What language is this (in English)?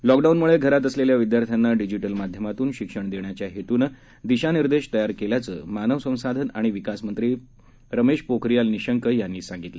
Marathi